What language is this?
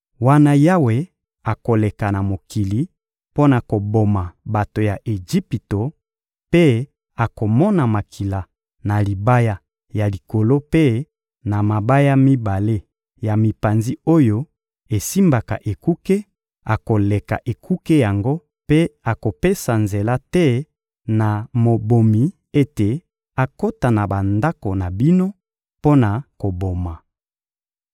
Lingala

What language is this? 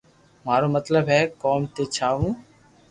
Loarki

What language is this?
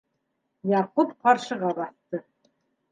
Bashkir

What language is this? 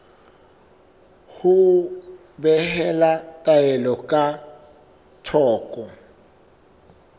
Southern Sotho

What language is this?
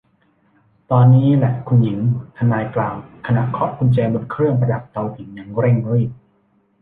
Thai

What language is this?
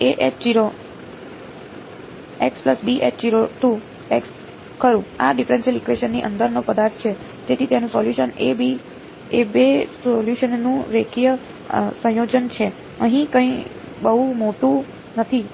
Gujarati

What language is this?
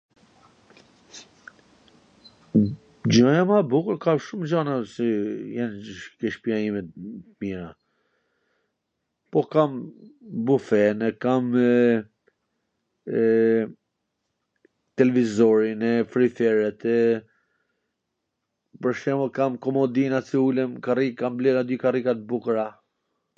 Gheg Albanian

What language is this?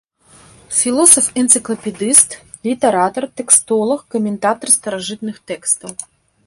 Belarusian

